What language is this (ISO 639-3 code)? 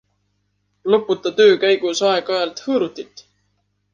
est